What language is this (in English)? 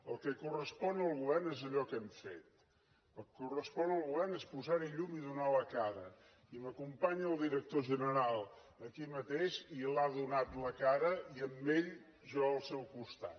Catalan